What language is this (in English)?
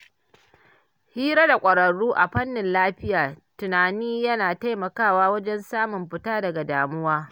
Hausa